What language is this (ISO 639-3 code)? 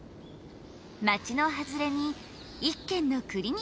jpn